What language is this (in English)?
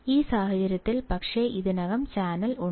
Malayalam